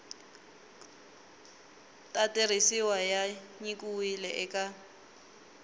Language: Tsonga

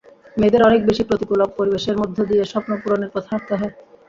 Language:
Bangla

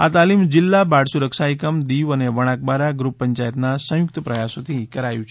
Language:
Gujarati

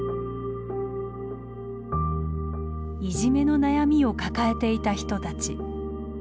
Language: Japanese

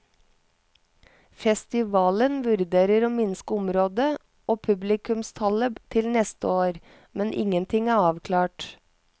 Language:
Norwegian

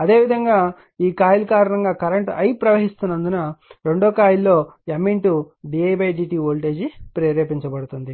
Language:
Telugu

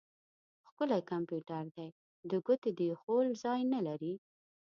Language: Pashto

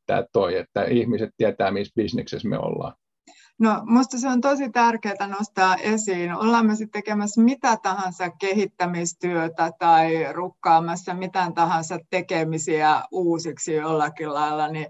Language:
Finnish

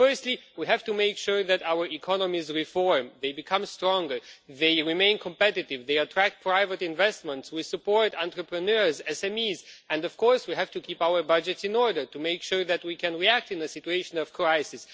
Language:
English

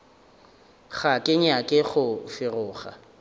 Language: Northern Sotho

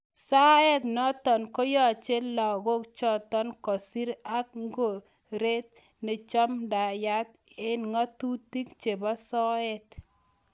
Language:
Kalenjin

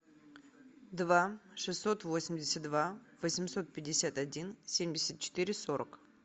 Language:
Russian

